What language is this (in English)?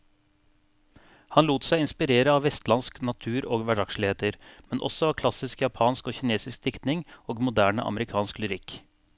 Norwegian